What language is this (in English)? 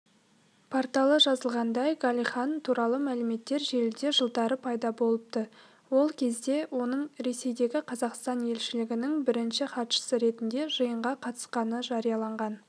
Kazakh